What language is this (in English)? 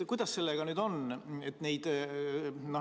Estonian